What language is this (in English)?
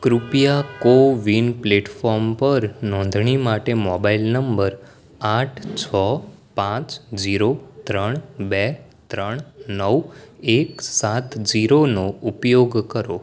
Gujarati